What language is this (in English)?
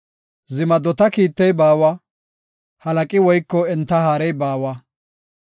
Gofa